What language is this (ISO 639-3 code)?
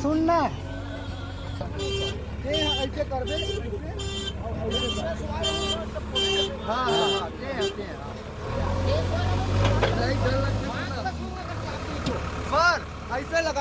hin